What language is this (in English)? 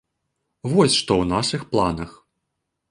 Belarusian